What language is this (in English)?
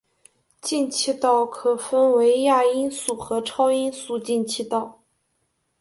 Chinese